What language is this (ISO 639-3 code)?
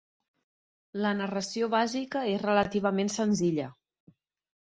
cat